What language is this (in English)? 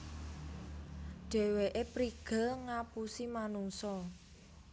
Javanese